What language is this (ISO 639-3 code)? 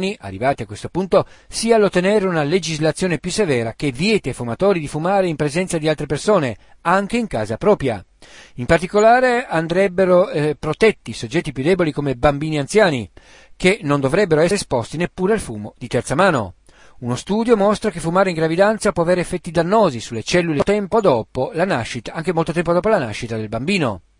ita